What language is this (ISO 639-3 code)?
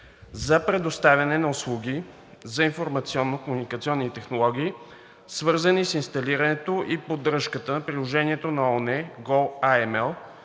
bul